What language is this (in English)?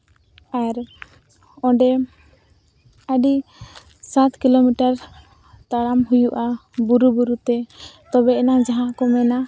Santali